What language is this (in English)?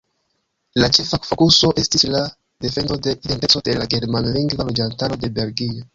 Esperanto